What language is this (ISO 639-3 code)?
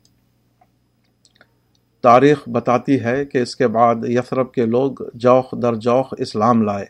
urd